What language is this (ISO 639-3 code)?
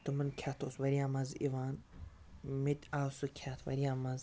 kas